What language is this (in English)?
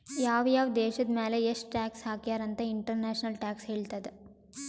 Kannada